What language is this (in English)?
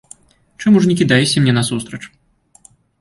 Belarusian